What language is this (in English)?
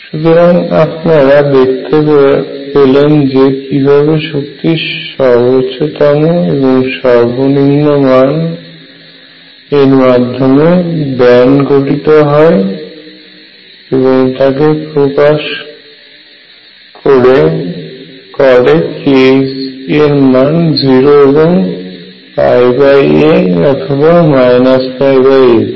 Bangla